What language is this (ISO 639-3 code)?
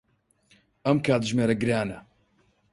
ckb